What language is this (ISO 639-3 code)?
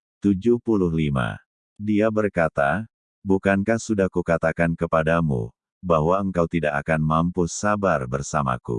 ind